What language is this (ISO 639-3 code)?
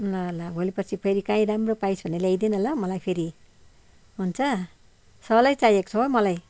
nep